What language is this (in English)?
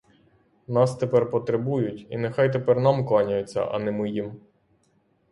Ukrainian